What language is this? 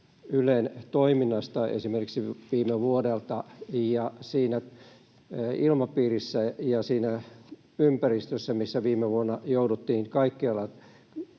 Finnish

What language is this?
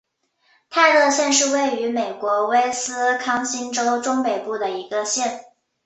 Chinese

